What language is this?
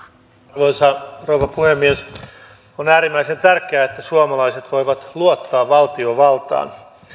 Finnish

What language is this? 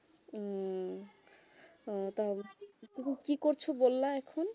Bangla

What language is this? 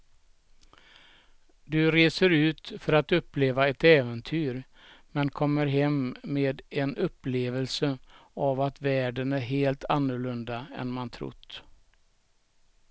Swedish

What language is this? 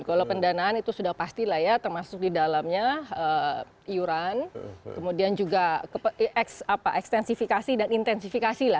Indonesian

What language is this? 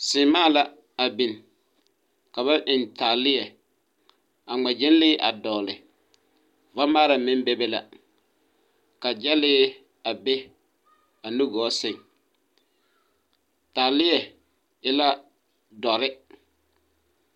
Southern Dagaare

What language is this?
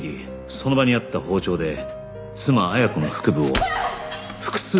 Japanese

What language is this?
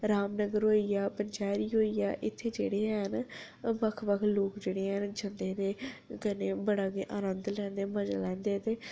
Dogri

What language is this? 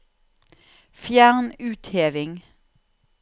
Norwegian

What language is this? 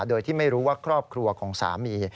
Thai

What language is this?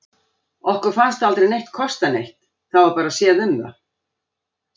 Icelandic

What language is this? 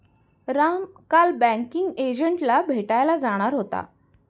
Marathi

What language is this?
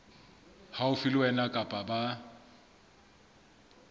Southern Sotho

